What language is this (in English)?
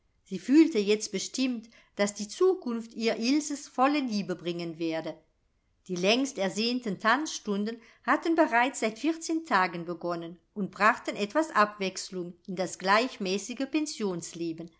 German